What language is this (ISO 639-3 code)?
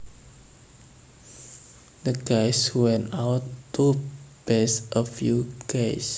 jav